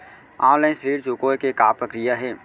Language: Chhattisgarhi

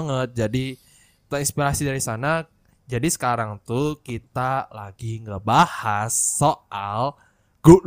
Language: Indonesian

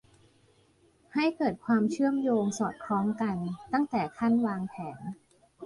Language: Thai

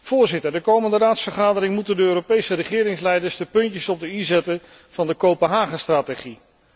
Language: Dutch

